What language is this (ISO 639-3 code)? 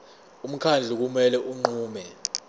zul